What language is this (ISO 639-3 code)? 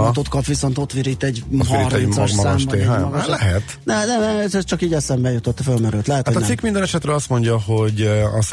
hun